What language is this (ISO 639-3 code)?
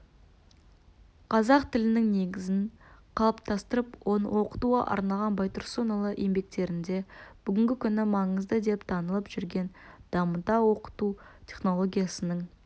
kaz